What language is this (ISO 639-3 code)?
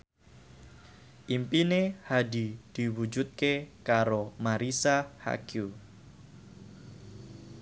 jav